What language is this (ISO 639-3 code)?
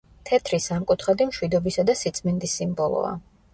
kat